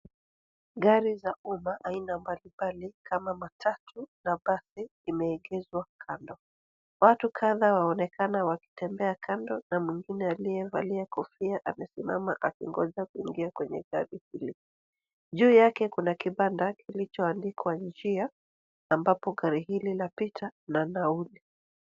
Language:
Swahili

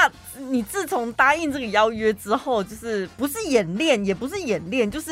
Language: Chinese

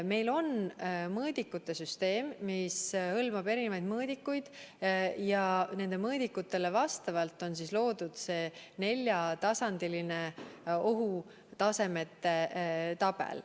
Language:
Estonian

